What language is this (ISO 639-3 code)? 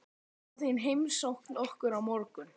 isl